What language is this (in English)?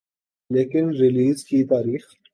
Urdu